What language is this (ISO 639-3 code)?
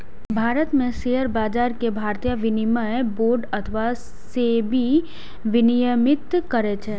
mai